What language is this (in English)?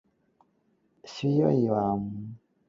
Cantonese